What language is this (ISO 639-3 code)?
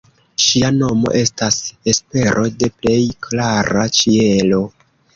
epo